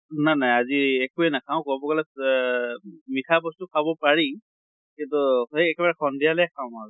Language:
Assamese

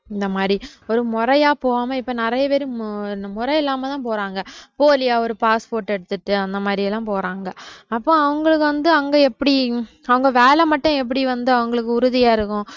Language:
Tamil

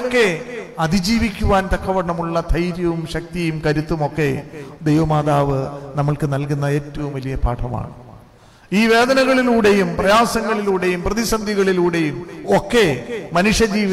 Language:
Malayalam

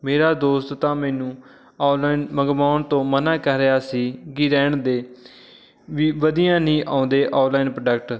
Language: Punjabi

